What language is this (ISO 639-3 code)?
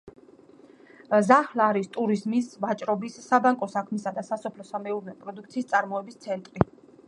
kat